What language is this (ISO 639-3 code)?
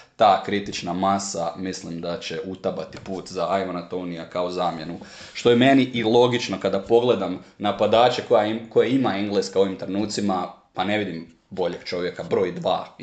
hrv